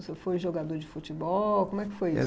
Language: Portuguese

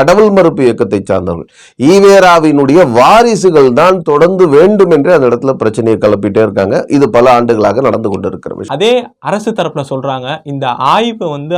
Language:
Tamil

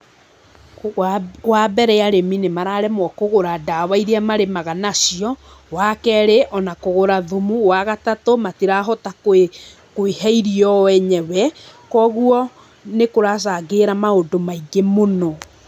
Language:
Kikuyu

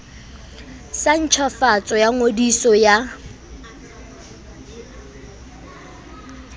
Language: Southern Sotho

